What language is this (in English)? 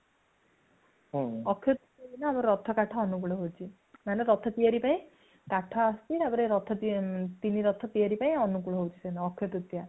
Odia